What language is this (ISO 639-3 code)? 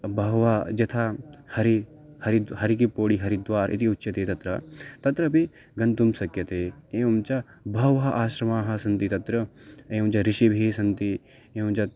san